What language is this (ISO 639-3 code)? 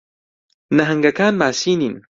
ckb